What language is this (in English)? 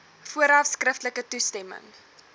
Afrikaans